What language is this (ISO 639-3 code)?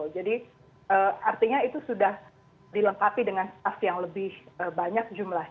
ind